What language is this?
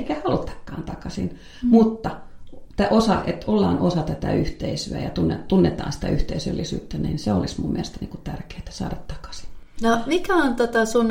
Finnish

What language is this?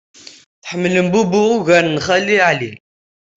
Kabyle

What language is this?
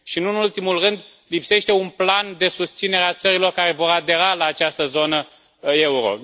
Romanian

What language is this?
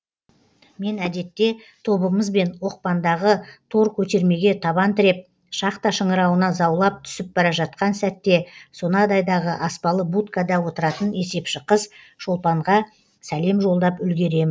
Kazakh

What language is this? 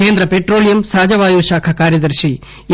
Telugu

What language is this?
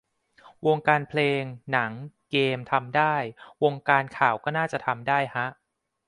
Thai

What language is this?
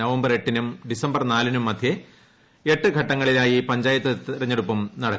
Malayalam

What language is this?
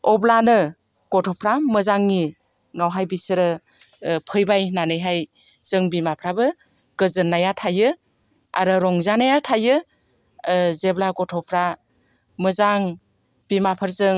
Bodo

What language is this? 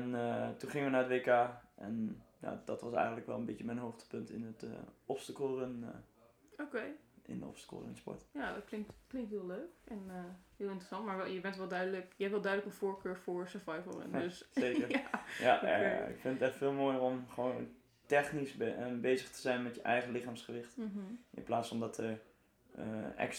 Dutch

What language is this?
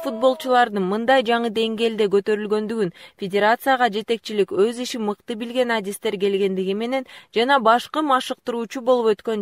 Turkish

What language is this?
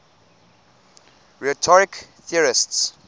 English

